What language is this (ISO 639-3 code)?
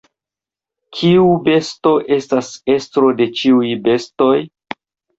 epo